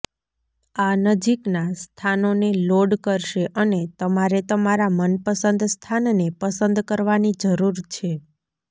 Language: Gujarati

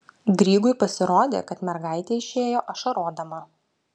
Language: Lithuanian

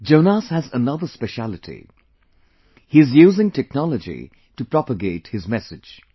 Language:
English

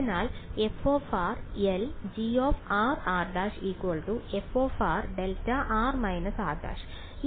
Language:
Malayalam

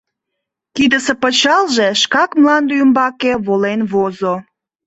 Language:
Mari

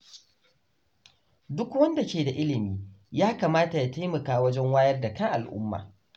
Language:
Hausa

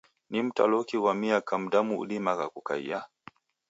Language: Taita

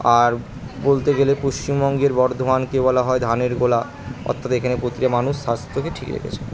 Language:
Bangla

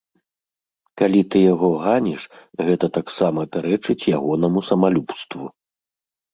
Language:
Belarusian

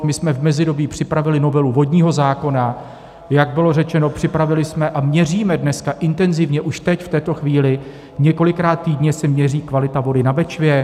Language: Czech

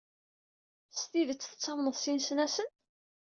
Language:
Kabyle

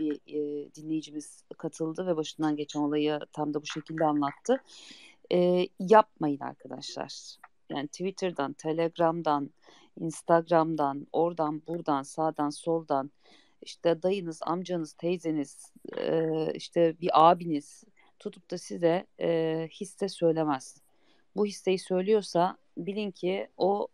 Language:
Turkish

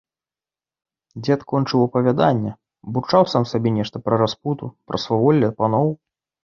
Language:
Belarusian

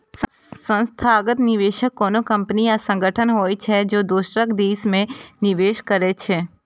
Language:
Maithili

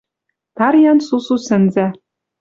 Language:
Western Mari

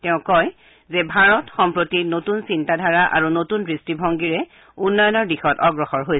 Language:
Assamese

